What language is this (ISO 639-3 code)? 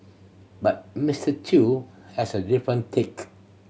eng